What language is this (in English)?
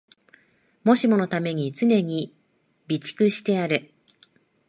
Japanese